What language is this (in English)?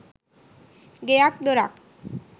Sinhala